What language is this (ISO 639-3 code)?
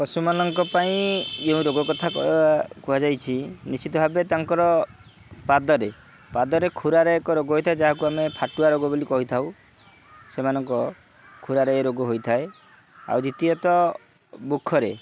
ori